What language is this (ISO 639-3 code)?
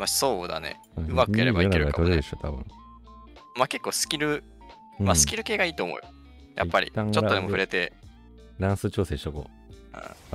jpn